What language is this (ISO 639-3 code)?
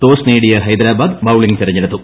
mal